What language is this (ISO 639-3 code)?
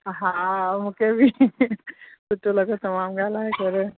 snd